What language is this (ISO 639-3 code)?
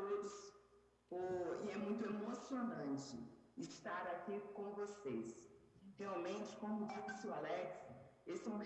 por